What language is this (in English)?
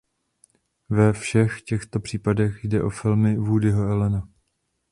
Czech